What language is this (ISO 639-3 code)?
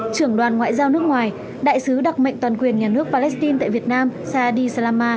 vie